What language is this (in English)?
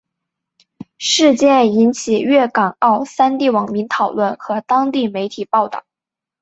Chinese